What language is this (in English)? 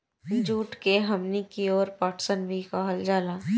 Bhojpuri